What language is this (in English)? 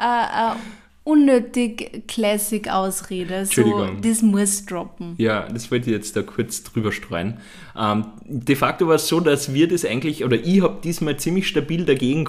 German